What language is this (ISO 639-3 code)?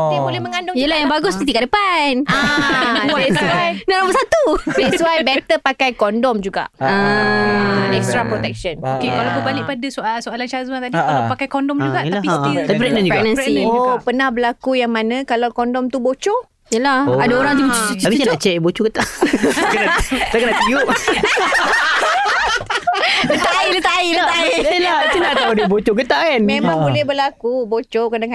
msa